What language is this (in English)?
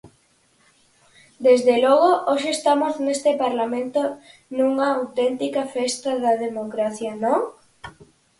Galician